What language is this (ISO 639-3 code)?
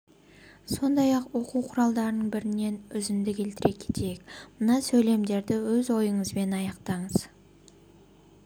kaz